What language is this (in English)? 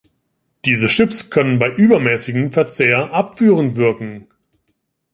German